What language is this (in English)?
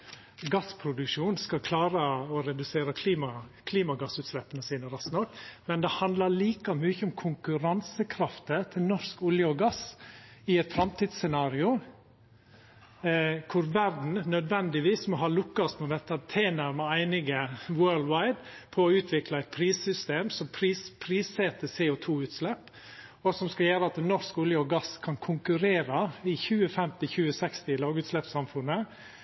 Norwegian Nynorsk